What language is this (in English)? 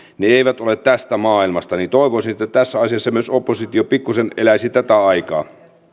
Finnish